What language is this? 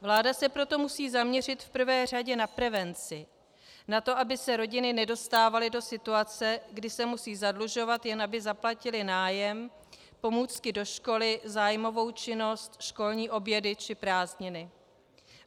Czech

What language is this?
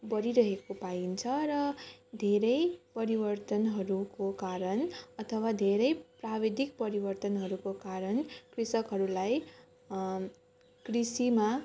Nepali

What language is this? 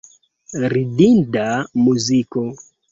Esperanto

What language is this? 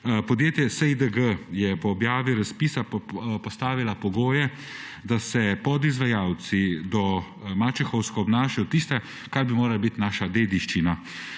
Slovenian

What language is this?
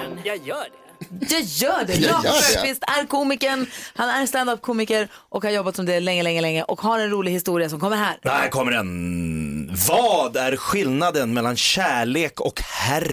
Swedish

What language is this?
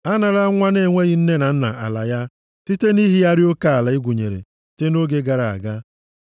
Igbo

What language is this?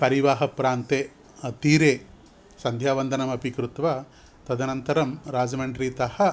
Sanskrit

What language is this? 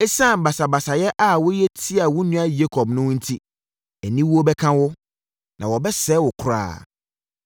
Akan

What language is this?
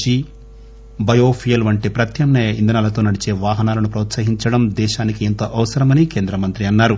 Telugu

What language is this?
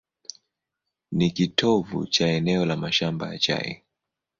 Swahili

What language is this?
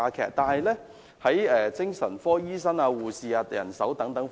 Cantonese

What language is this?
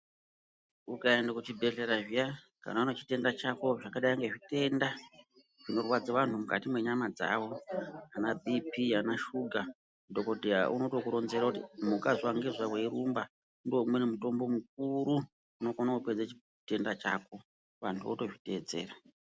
Ndau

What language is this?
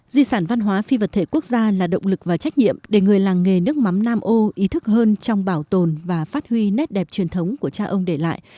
Vietnamese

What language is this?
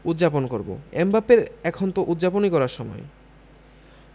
Bangla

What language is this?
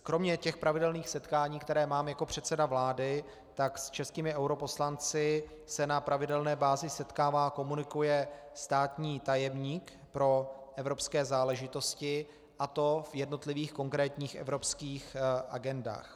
Czech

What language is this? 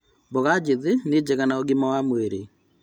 Kikuyu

